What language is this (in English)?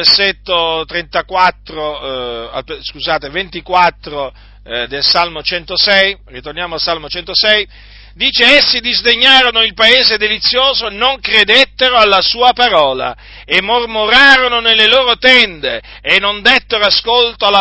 Italian